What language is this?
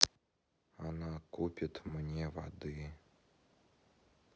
Russian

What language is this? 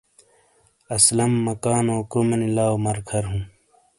Shina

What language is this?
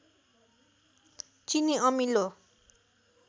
Nepali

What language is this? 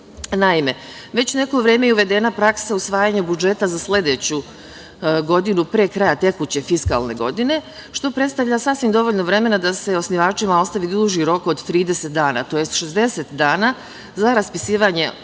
Serbian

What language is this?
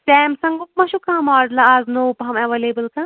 Kashmiri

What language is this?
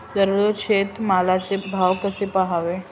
Marathi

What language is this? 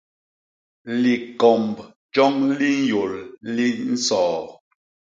Basaa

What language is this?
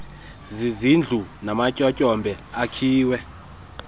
Xhosa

